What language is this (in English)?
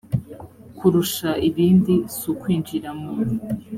Kinyarwanda